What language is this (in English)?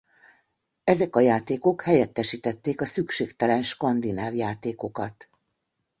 Hungarian